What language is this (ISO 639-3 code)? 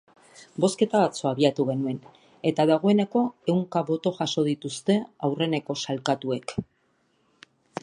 eus